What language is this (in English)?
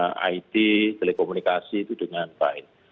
Indonesian